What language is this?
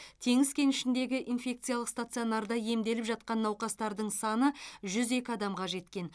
Kazakh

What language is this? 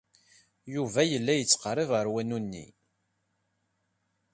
Kabyle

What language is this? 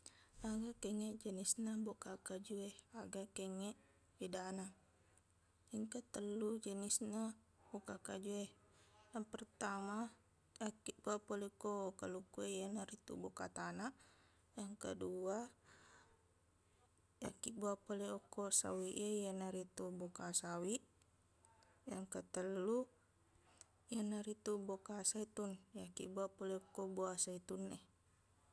Buginese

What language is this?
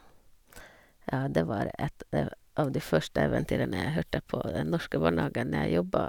Norwegian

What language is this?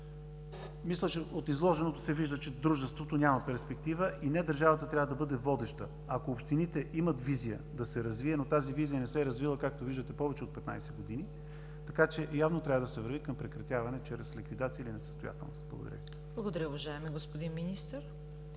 Bulgarian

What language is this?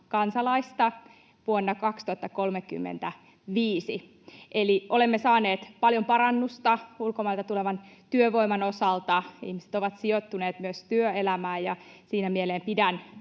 Finnish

